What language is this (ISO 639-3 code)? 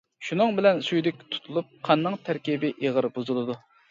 uig